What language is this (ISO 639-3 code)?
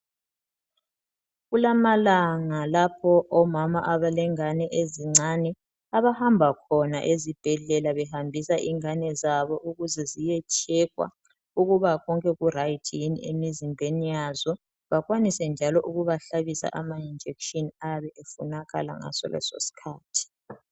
nde